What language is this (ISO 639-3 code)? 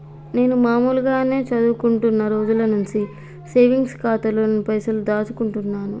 tel